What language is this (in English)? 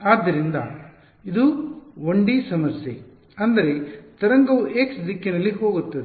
Kannada